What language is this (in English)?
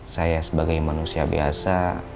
Indonesian